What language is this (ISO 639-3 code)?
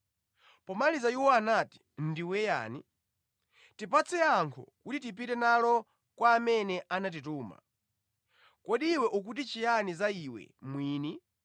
nya